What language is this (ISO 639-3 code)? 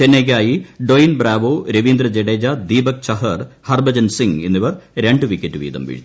mal